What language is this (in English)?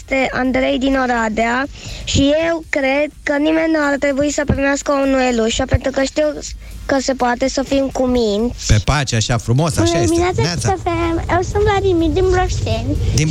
Romanian